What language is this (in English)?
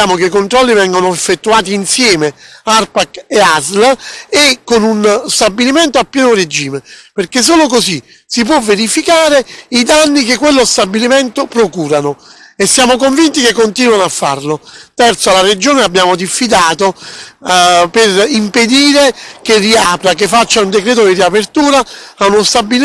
Italian